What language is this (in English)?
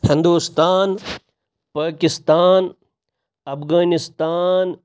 Kashmiri